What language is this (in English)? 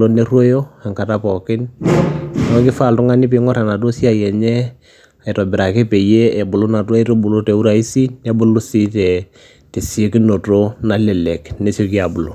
Masai